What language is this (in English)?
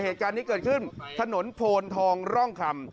Thai